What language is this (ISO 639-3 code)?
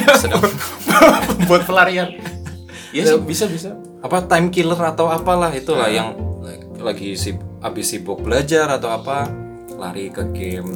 ind